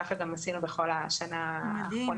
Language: Hebrew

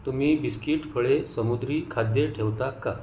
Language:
Marathi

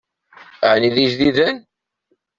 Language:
Kabyle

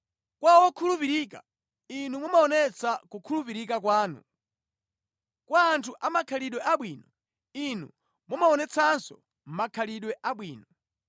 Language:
Nyanja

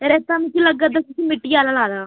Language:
Dogri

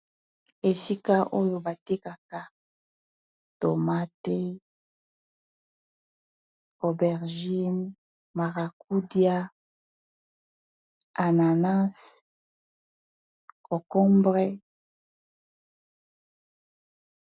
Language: Lingala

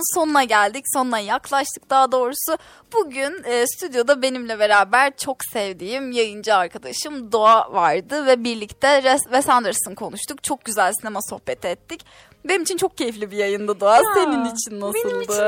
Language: Turkish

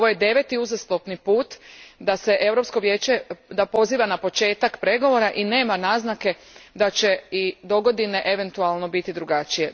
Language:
Croatian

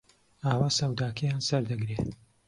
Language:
Central Kurdish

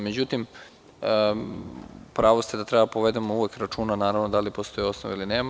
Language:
Serbian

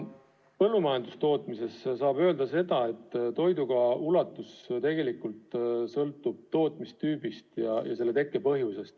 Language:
Estonian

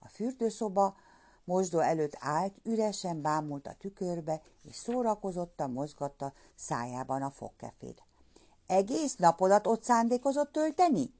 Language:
Hungarian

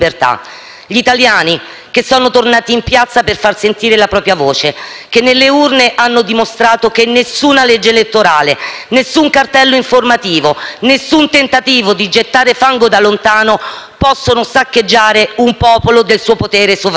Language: Italian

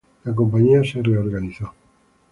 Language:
Spanish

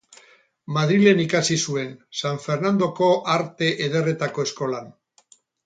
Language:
Basque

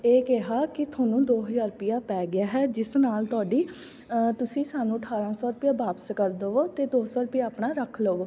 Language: Punjabi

